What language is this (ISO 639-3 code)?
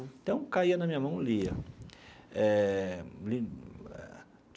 por